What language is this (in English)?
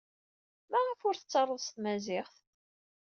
Kabyle